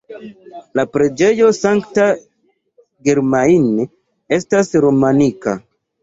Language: Esperanto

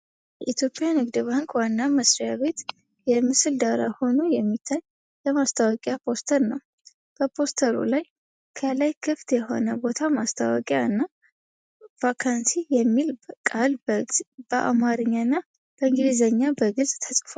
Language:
Amharic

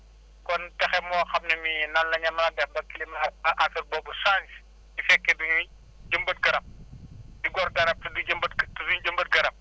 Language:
Wolof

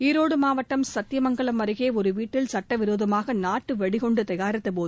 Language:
Tamil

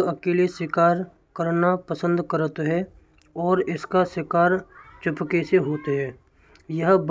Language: Braj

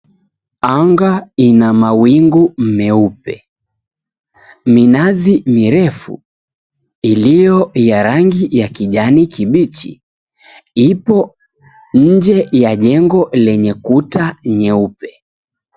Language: Swahili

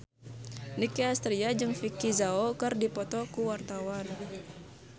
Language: Sundanese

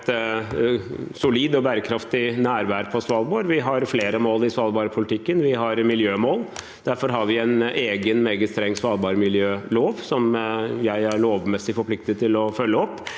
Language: Norwegian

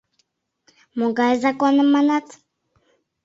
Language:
Mari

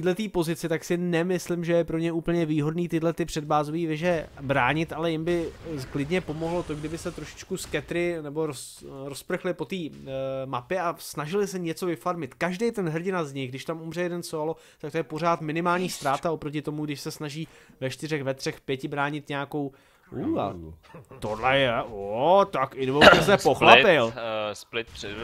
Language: Czech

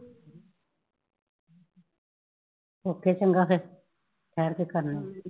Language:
Punjabi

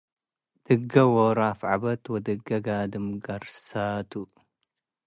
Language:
Tigre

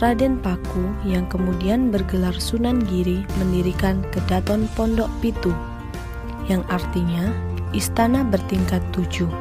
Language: Indonesian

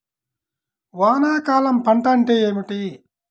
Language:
Telugu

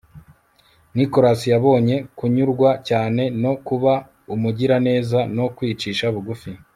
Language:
Kinyarwanda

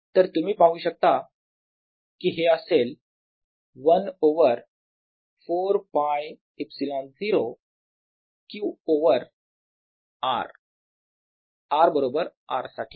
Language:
Marathi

